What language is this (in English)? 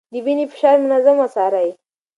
Pashto